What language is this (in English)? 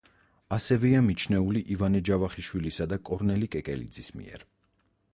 Georgian